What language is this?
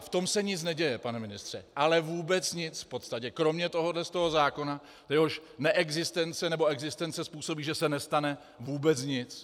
Czech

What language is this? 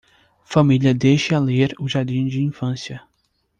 Portuguese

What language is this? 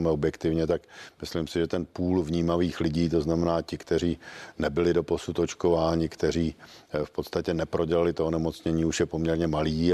Czech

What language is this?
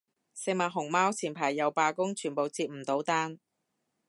Cantonese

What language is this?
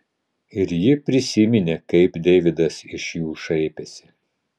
Lithuanian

